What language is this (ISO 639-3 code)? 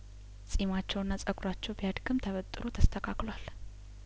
amh